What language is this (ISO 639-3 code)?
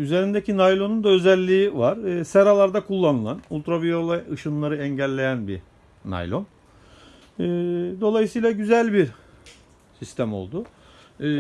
tur